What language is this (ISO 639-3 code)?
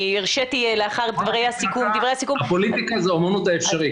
heb